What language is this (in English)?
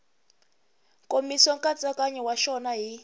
Tsonga